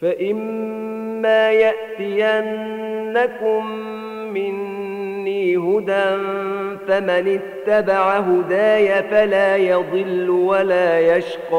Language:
Arabic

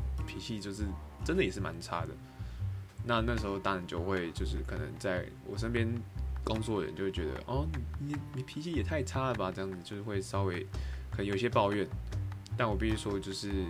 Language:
Chinese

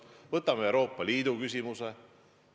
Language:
Estonian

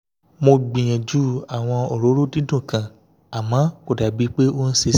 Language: Yoruba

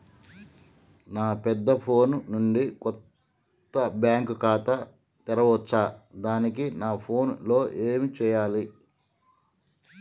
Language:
Telugu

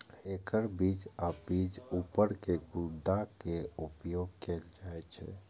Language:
Maithili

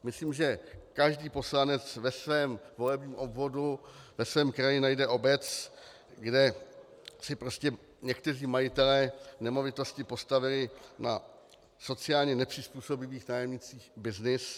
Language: Czech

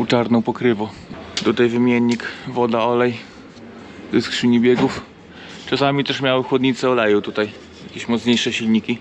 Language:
Polish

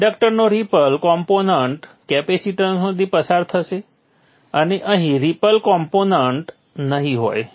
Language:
Gujarati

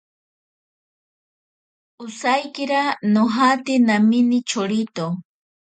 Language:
Ashéninka Perené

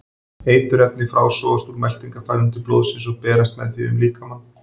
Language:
Icelandic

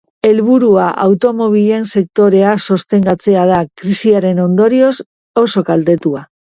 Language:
Basque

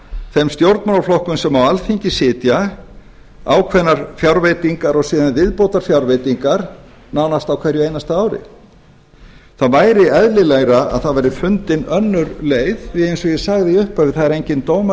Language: Icelandic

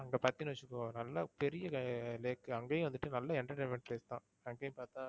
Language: Tamil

